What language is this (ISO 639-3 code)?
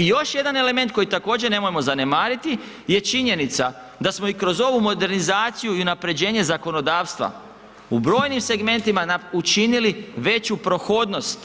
hrv